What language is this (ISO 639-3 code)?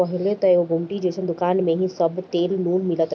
bho